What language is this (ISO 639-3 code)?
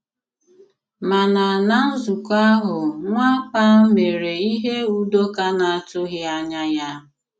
ibo